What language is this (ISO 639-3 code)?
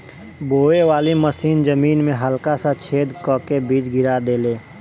bho